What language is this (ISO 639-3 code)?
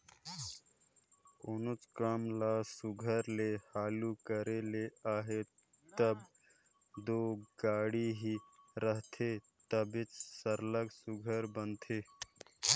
hne